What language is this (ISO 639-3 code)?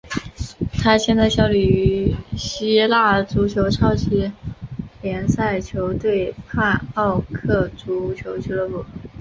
zho